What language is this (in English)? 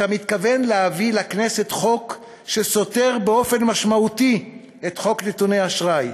Hebrew